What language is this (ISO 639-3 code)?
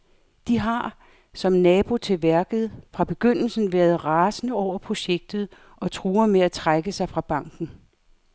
dan